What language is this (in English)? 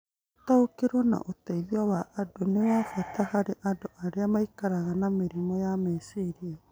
Kikuyu